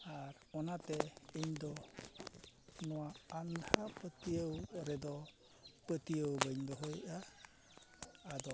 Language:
Santali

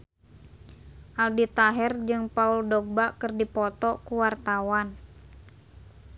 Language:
Sundanese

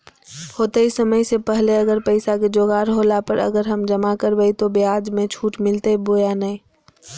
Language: Magahi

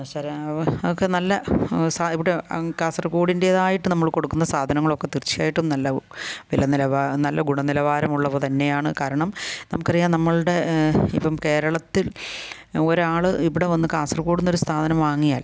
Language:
Malayalam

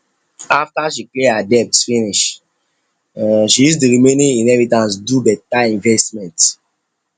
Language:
Nigerian Pidgin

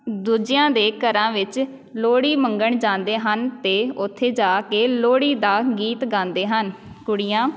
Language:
Punjabi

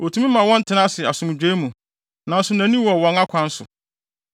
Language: Akan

